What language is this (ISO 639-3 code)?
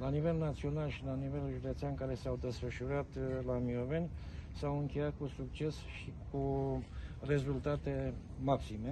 ron